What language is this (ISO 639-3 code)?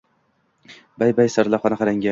uzb